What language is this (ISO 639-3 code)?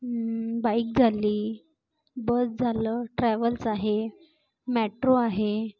mar